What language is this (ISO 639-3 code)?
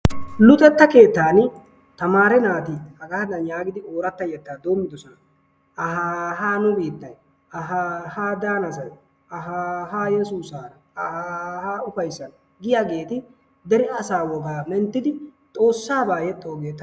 wal